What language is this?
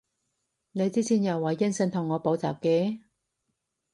Cantonese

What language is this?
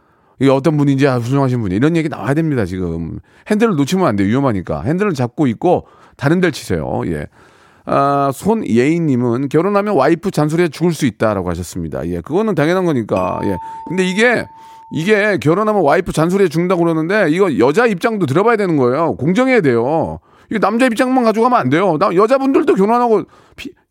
Korean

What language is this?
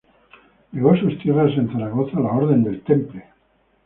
Spanish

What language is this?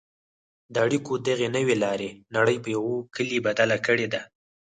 Pashto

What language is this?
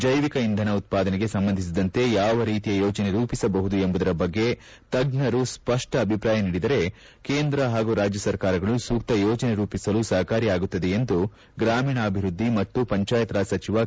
Kannada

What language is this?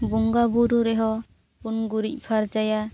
Santali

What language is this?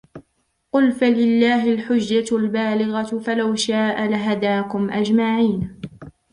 Arabic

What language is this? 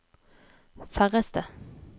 Norwegian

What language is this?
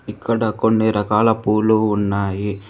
Telugu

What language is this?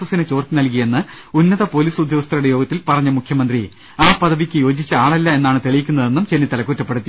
Malayalam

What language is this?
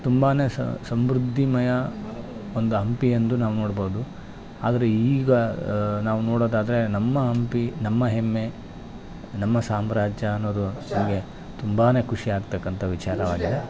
Kannada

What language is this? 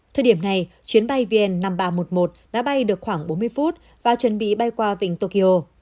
Vietnamese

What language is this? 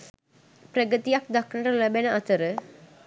Sinhala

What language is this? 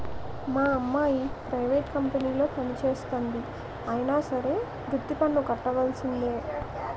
Telugu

